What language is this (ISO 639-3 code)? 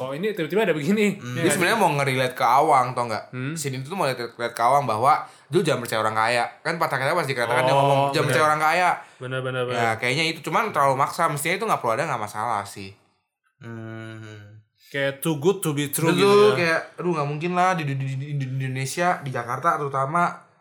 ind